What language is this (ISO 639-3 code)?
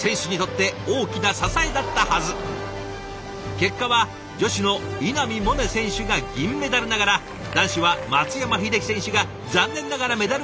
jpn